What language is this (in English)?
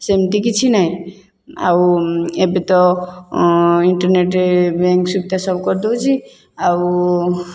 Odia